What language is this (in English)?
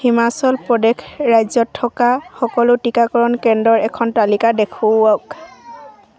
Assamese